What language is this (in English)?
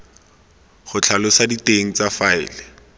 Tswana